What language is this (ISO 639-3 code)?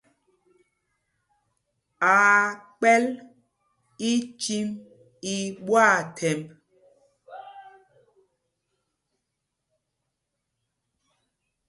mgg